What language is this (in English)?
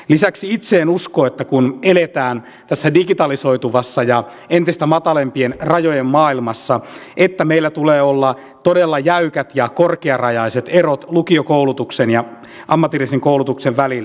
Finnish